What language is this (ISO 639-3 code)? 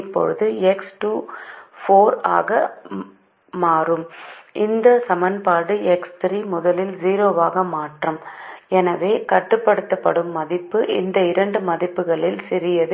tam